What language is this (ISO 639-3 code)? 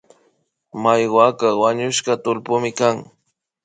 qvi